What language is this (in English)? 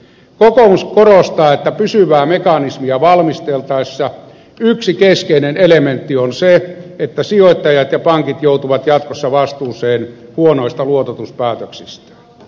Finnish